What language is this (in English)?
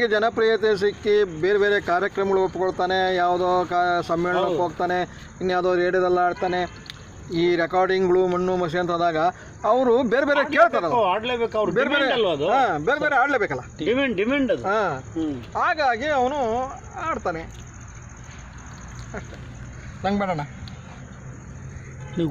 Kannada